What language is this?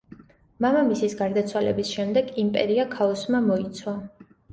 Georgian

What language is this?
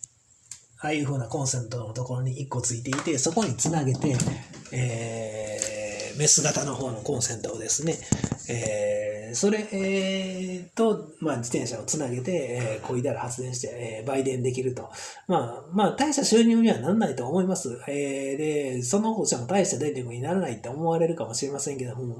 Japanese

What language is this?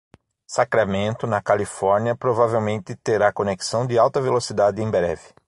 Portuguese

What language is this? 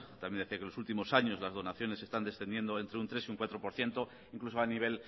Spanish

